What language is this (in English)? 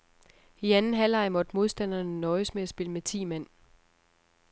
Danish